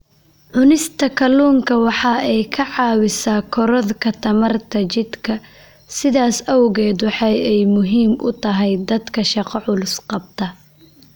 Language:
Somali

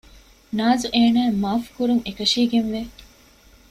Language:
Divehi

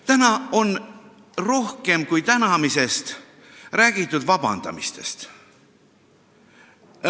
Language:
Estonian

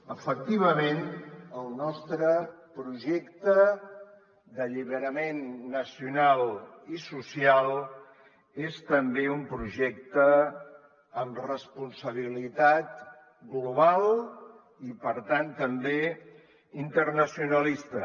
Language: Catalan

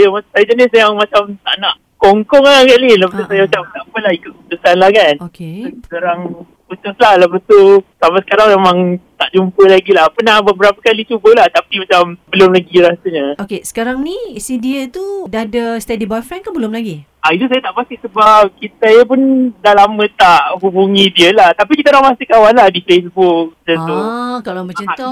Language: Malay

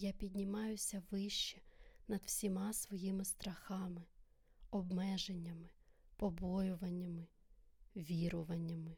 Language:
Ukrainian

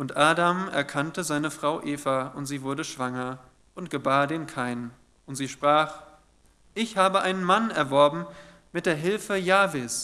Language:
German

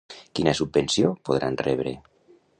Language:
Catalan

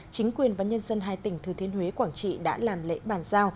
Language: Vietnamese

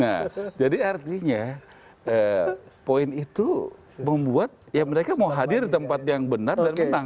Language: Indonesian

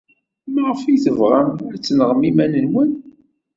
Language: Kabyle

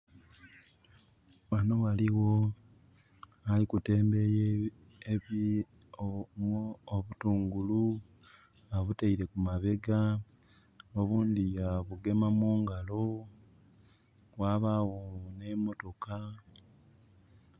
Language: Soga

